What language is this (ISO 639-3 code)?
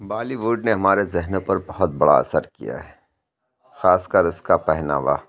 urd